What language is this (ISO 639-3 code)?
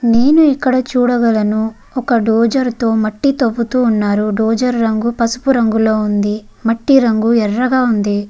tel